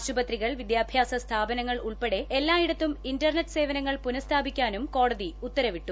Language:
Malayalam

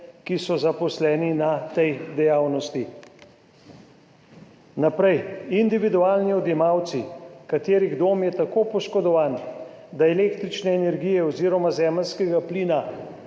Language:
Slovenian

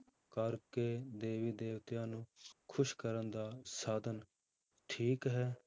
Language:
Punjabi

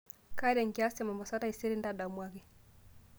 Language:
Masai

